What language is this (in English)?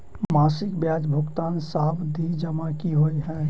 Maithili